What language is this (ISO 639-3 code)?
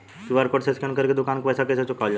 bho